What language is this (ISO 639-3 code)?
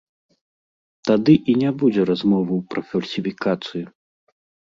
bel